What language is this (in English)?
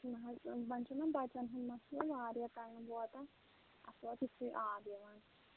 Kashmiri